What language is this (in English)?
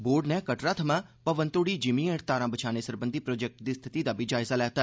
Dogri